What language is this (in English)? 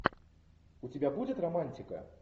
Russian